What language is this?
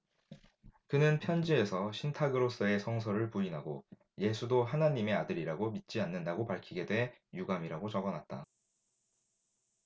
Korean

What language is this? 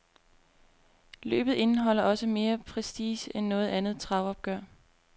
Danish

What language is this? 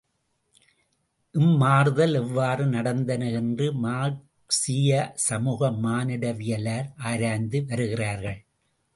Tamil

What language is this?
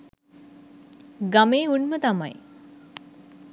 Sinhala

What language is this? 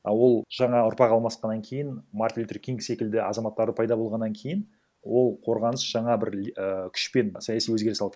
Kazakh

